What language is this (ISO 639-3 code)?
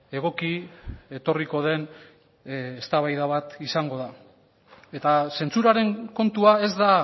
eus